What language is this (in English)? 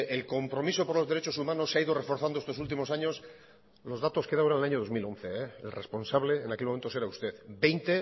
Spanish